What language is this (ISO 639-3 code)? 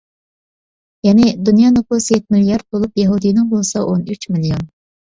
uig